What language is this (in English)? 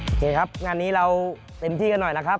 Thai